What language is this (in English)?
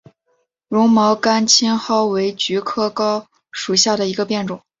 Chinese